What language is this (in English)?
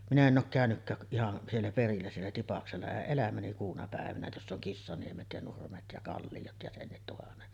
Finnish